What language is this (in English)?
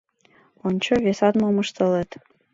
Mari